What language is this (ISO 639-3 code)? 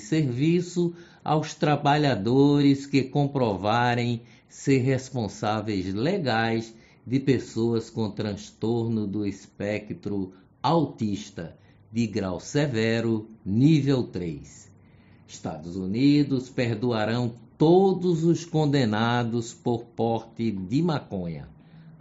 por